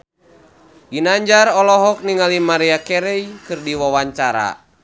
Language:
Sundanese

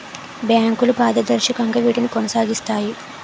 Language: Telugu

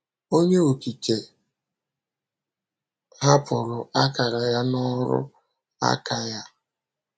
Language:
Igbo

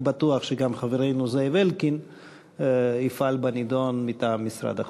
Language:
Hebrew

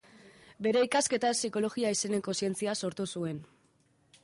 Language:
Basque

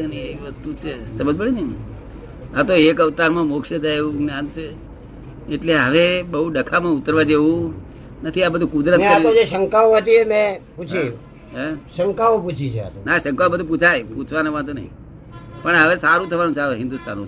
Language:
Gujarati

